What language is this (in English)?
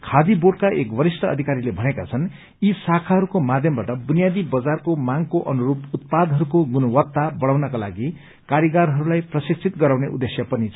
Nepali